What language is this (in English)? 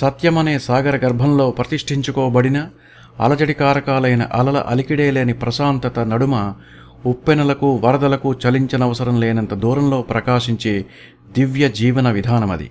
Telugu